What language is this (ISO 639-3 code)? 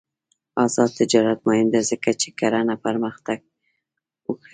pus